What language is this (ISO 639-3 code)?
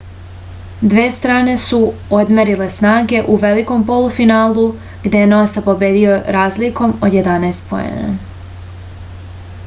srp